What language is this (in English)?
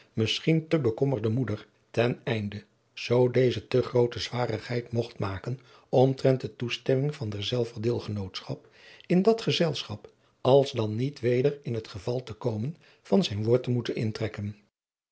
Dutch